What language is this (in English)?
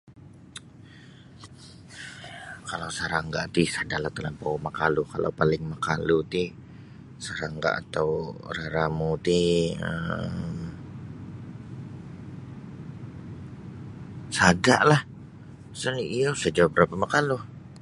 Sabah Bisaya